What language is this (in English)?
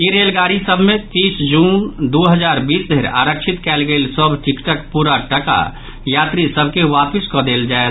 Maithili